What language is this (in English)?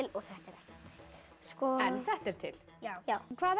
Icelandic